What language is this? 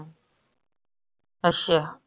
Punjabi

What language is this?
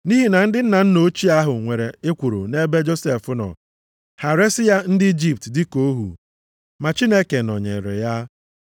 Igbo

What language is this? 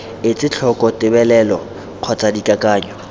Tswana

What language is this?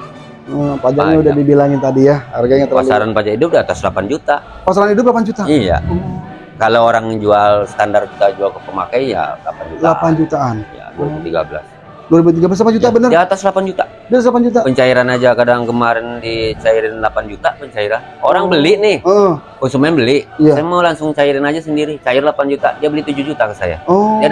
Indonesian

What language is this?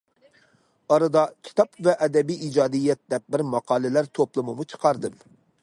Uyghur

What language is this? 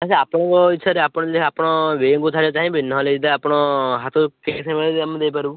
Odia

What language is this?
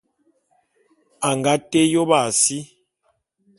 Bulu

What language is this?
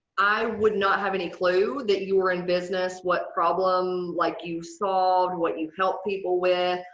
English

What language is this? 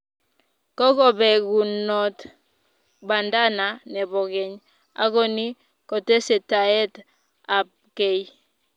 Kalenjin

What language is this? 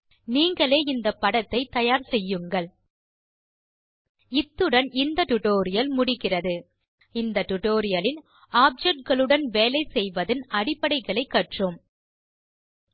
Tamil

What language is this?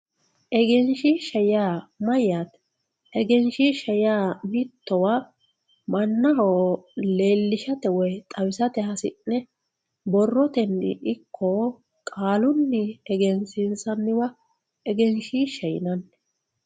Sidamo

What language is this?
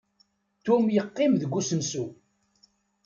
Kabyle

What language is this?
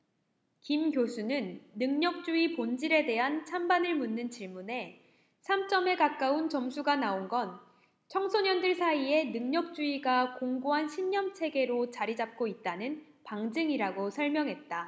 Korean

